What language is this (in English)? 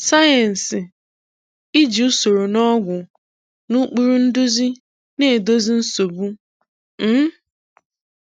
Igbo